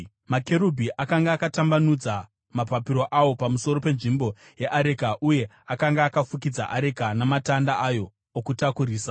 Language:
Shona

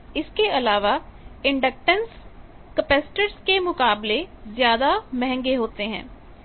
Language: Hindi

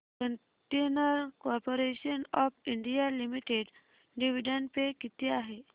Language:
Marathi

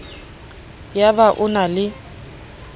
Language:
Southern Sotho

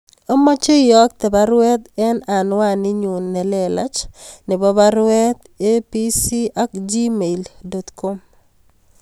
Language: Kalenjin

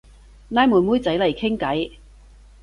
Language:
Cantonese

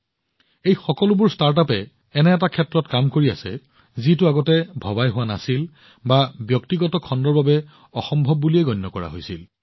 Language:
Assamese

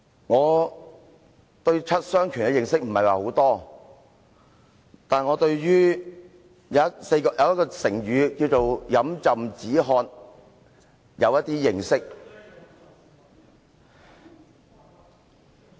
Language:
Cantonese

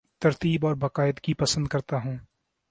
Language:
Urdu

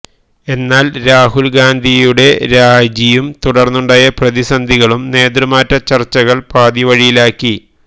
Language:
Malayalam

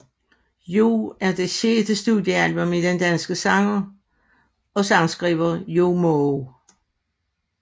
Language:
Danish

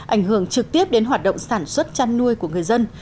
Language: Vietnamese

